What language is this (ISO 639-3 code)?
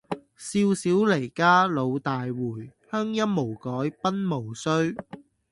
yue